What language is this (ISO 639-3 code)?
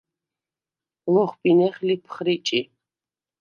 sva